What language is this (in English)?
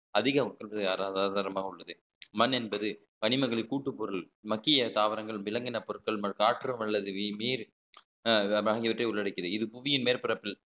Tamil